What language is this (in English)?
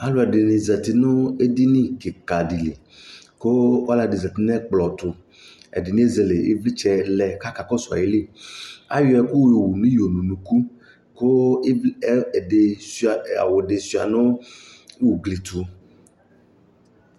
Ikposo